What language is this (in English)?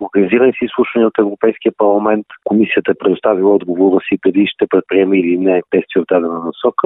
Bulgarian